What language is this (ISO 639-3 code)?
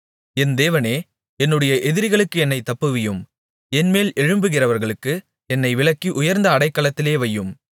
tam